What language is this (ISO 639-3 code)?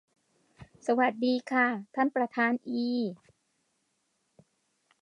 tha